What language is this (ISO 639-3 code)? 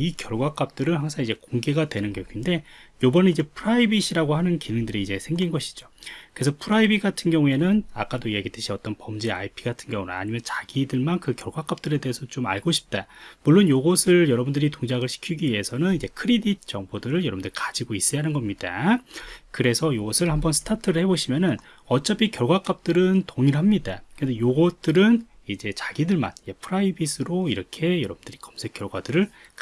kor